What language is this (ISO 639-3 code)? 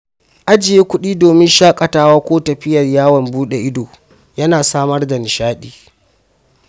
hau